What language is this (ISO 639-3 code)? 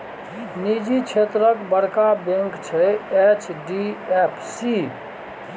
mai